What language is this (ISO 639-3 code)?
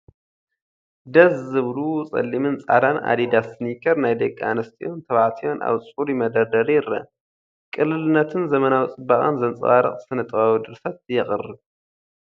tir